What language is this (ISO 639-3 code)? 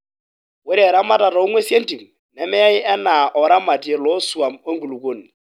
mas